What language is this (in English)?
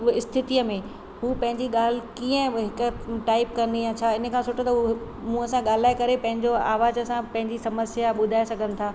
Sindhi